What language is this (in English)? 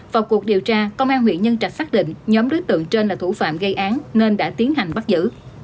Vietnamese